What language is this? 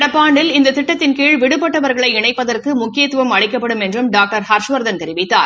Tamil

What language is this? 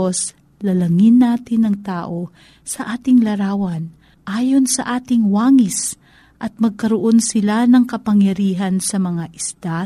Filipino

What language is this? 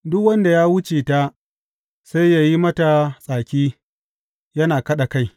Hausa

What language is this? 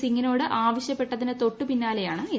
Malayalam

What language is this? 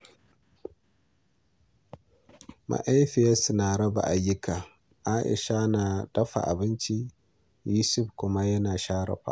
Hausa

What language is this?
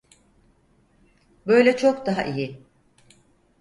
Turkish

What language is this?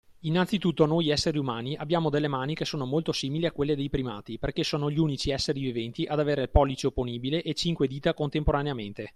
Italian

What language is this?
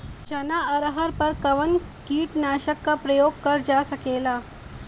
Bhojpuri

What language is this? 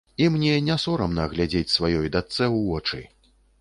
Belarusian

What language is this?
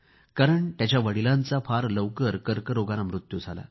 Marathi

